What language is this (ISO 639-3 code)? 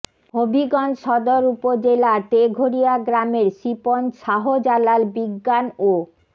ben